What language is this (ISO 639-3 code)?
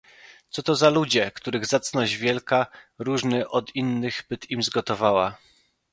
pol